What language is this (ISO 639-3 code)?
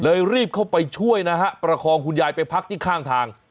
tha